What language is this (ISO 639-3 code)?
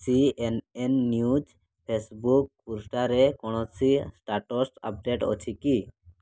ori